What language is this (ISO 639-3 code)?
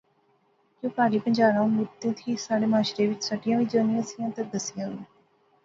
phr